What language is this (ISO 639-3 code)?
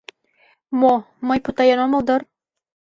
chm